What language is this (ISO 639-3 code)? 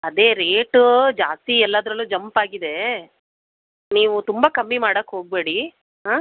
kan